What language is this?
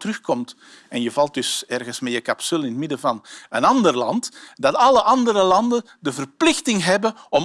Dutch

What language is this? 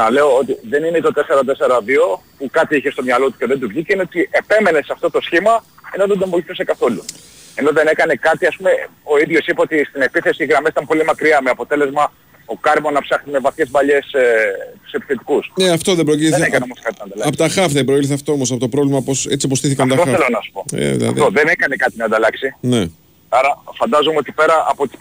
Greek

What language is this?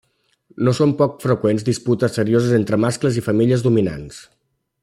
Catalan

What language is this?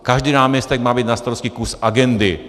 Czech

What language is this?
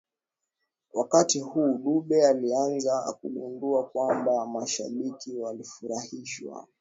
Swahili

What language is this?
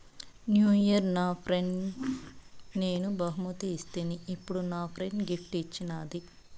Telugu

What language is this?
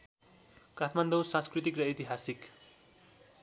Nepali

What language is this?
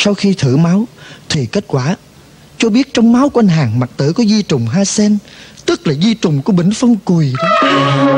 Vietnamese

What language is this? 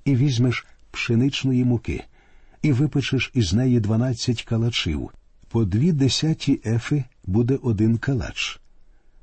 Ukrainian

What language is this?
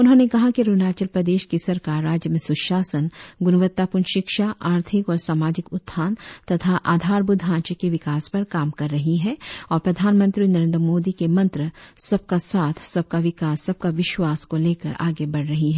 Hindi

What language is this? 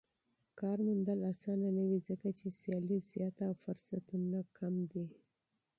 Pashto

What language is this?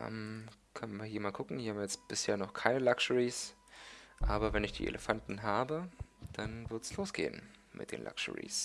German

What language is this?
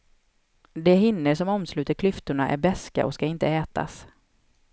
Swedish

